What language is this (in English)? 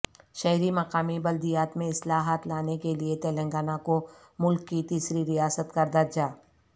Urdu